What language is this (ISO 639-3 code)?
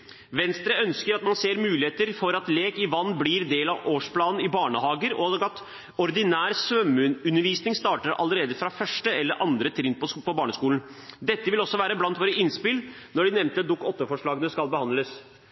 nob